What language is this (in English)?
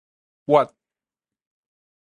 Min Nan Chinese